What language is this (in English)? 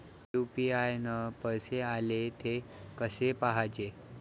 Marathi